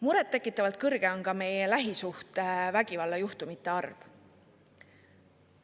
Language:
Estonian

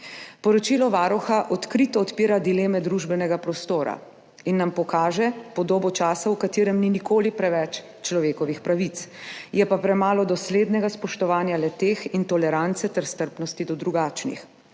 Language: Slovenian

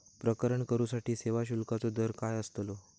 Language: Marathi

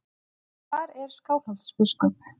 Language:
Icelandic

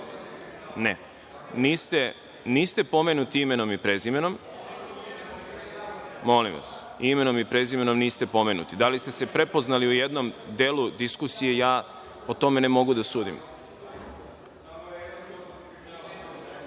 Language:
Serbian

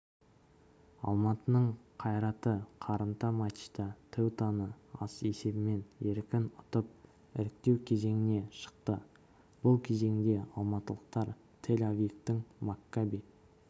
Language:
Kazakh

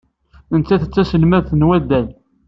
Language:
Kabyle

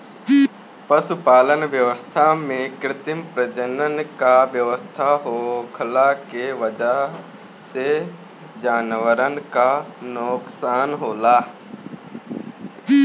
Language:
Bhojpuri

